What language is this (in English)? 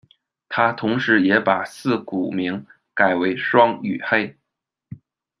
Chinese